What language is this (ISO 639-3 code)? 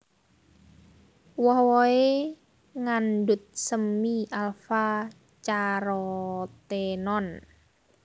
jav